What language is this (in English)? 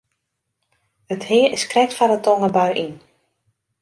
Western Frisian